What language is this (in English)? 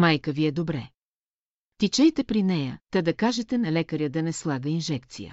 Bulgarian